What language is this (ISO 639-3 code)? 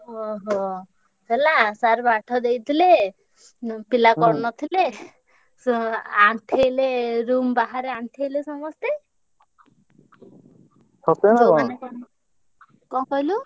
ori